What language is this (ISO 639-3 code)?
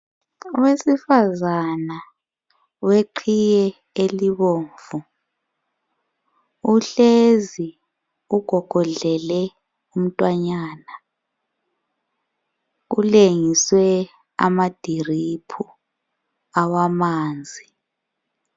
nde